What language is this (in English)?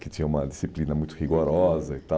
Portuguese